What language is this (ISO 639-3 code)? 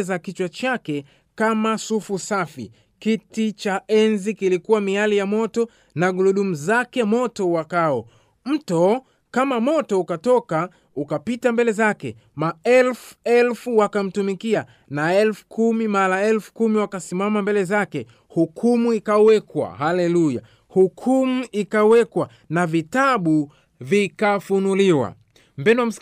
swa